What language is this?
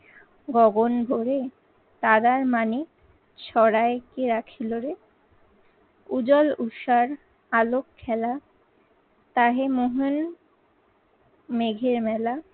Bangla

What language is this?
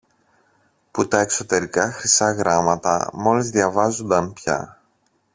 Greek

